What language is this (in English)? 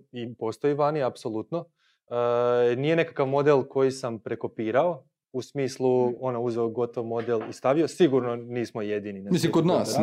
Croatian